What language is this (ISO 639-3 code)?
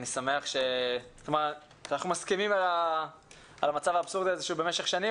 heb